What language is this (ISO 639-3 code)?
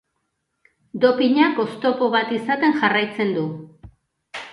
eus